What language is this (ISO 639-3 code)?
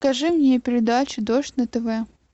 rus